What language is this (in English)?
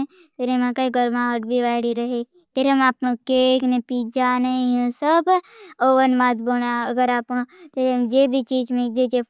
Bhili